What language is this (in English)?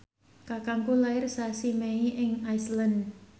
Javanese